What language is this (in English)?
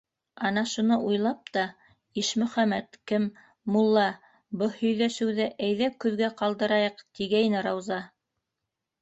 Bashkir